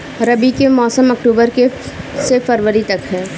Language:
Bhojpuri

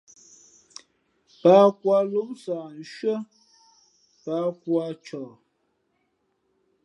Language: Fe'fe'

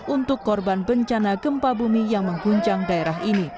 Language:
Indonesian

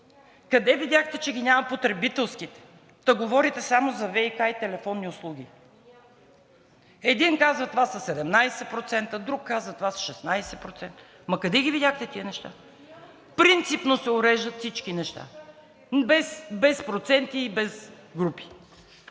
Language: Bulgarian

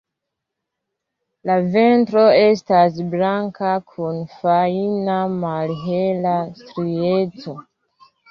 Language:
Esperanto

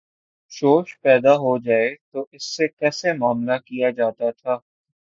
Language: Urdu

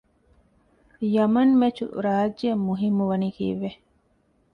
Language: Divehi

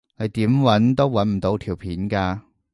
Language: Cantonese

